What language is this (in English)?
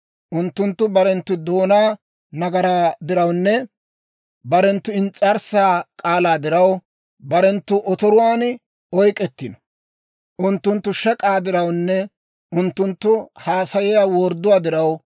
Dawro